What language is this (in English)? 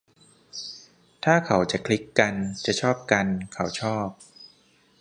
Thai